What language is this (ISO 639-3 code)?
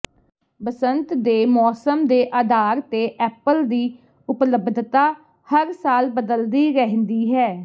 pan